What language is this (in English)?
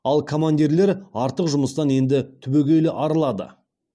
Kazakh